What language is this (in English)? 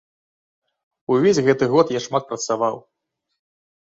Belarusian